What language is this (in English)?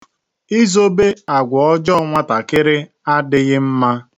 Igbo